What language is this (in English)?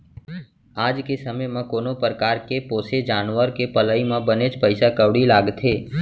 Chhattisgarhi